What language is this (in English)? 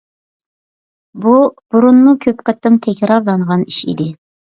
Uyghur